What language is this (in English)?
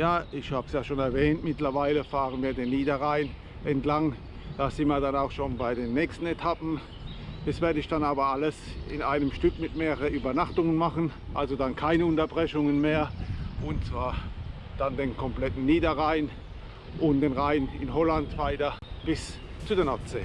German